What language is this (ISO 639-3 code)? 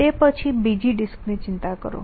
guj